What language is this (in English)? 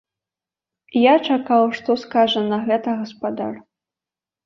Belarusian